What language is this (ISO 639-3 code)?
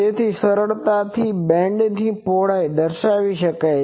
guj